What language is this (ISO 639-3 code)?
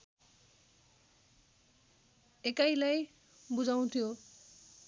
nep